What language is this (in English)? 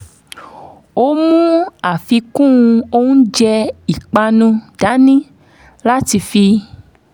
Yoruba